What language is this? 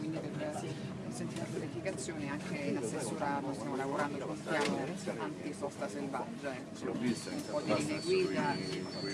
Italian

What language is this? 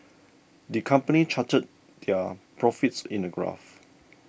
English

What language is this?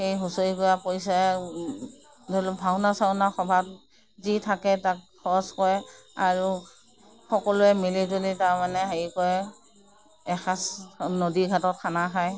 Assamese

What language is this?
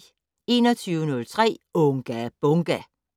Danish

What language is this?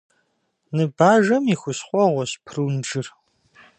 Kabardian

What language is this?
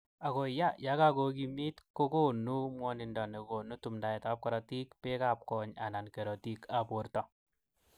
Kalenjin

